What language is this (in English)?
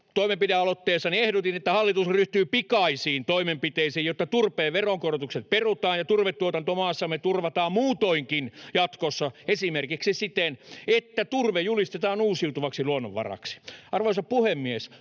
Finnish